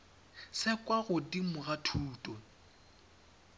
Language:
Tswana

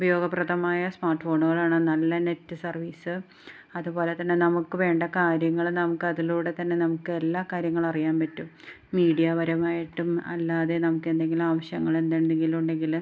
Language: Malayalam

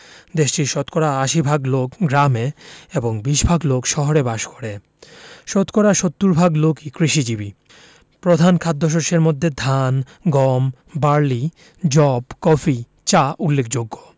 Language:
Bangla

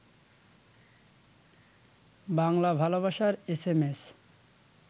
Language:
Bangla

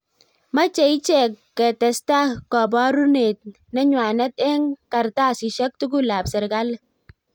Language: Kalenjin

